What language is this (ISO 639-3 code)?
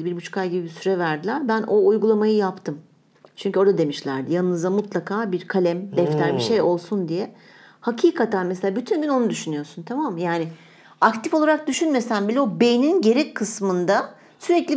tur